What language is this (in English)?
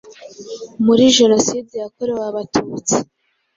Kinyarwanda